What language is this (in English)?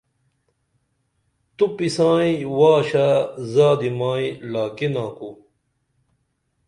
Dameli